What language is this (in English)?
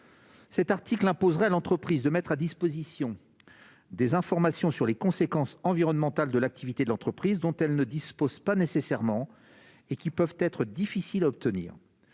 French